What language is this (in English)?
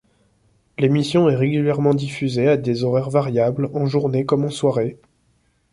French